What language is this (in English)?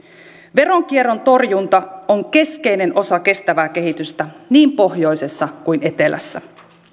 Finnish